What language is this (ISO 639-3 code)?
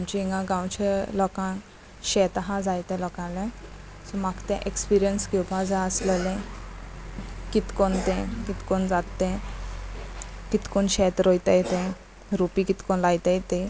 kok